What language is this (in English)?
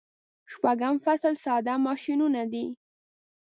Pashto